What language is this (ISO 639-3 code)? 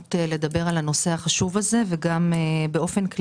heb